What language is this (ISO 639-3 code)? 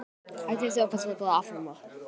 isl